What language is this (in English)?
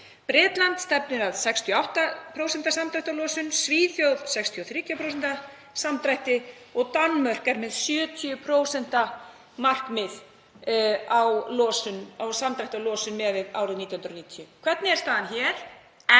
Icelandic